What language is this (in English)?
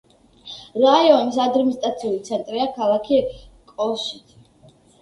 Georgian